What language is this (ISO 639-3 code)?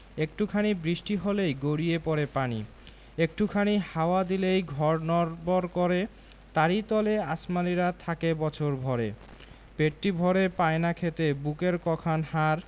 ben